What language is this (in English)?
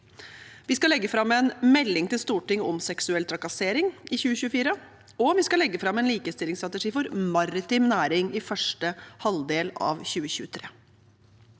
Norwegian